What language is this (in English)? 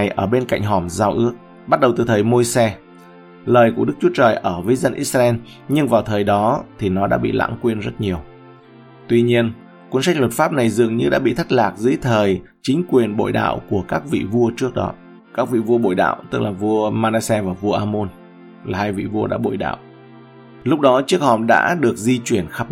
Vietnamese